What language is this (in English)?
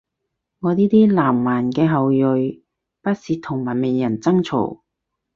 Cantonese